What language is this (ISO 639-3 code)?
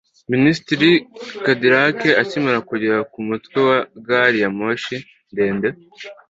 kin